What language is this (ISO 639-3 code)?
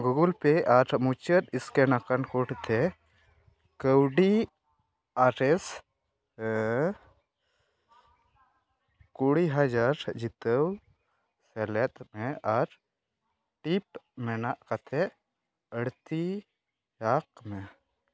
sat